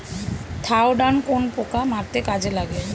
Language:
Bangla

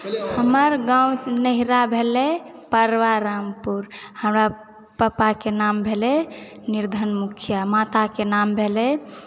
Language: Maithili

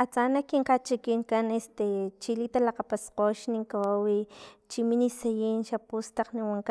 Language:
Filomena Mata-Coahuitlán Totonac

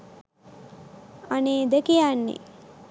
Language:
Sinhala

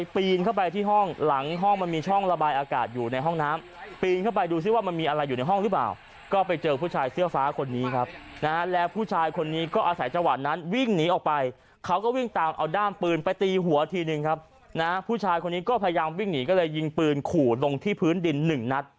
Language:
Thai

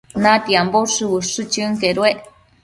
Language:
Matsés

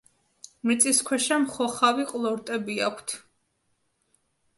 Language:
Georgian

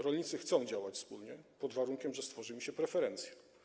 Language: Polish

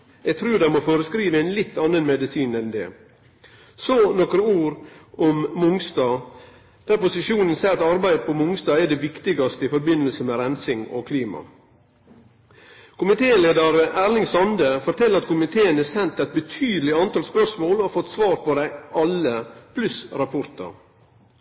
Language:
Norwegian Nynorsk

